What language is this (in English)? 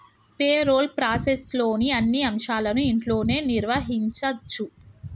Telugu